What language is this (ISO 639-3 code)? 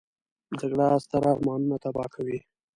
pus